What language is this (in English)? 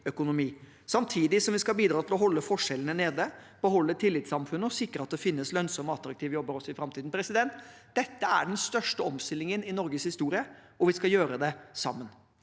Norwegian